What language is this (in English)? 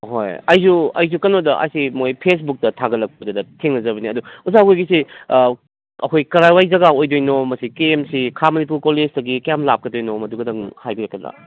Manipuri